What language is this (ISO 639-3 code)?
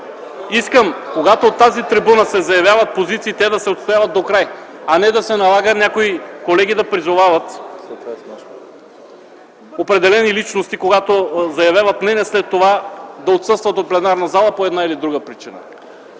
bul